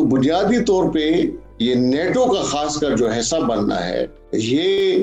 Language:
Urdu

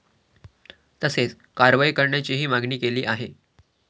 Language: Marathi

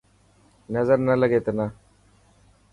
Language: Dhatki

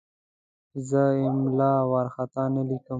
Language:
Pashto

